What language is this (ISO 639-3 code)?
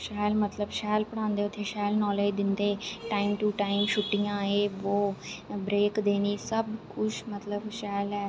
doi